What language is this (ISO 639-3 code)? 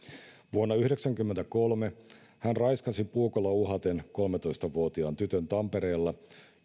fin